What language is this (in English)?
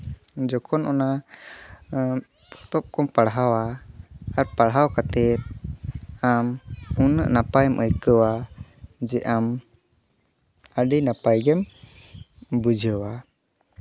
Santali